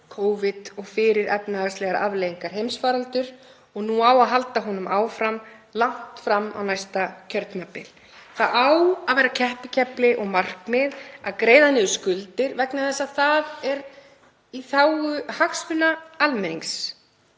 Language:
Icelandic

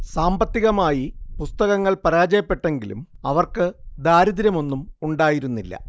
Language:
Malayalam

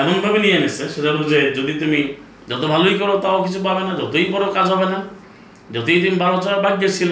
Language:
Bangla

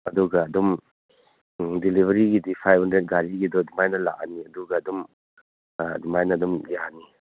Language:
Manipuri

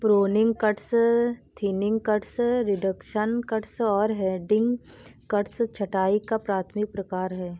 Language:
Hindi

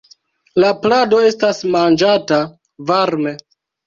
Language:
Esperanto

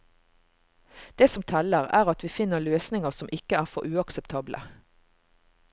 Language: Norwegian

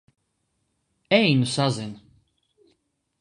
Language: Latvian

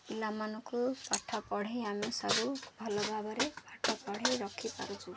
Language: Odia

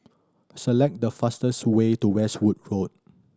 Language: English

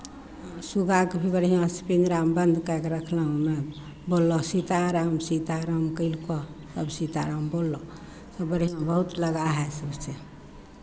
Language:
Maithili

